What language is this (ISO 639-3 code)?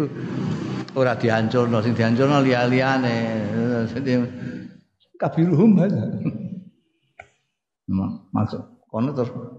ind